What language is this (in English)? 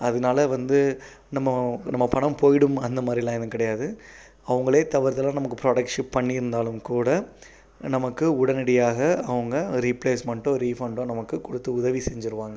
Tamil